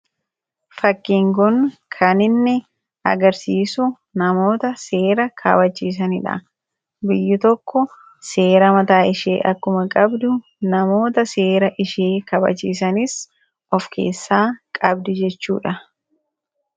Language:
Oromo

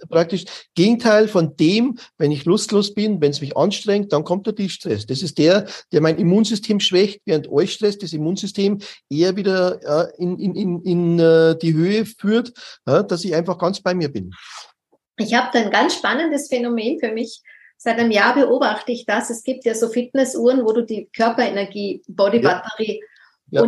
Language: German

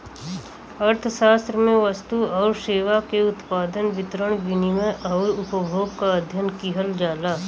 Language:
Bhojpuri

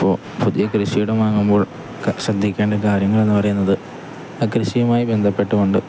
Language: Malayalam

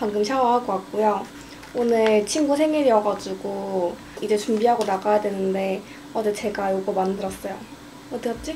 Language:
Korean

